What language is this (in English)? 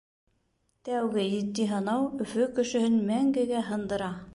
Bashkir